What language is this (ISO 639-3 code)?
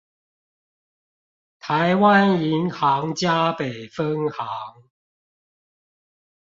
zho